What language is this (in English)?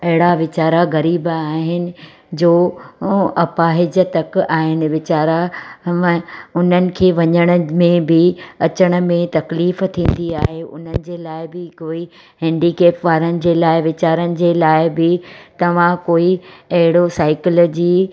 Sindhi